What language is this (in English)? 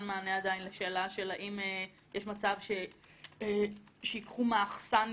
Hebrew